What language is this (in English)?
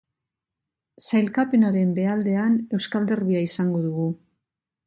Basque